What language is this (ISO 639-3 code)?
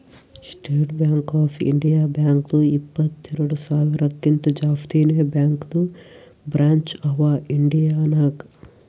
kan